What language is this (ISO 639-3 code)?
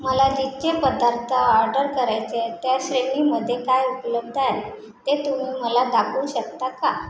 mar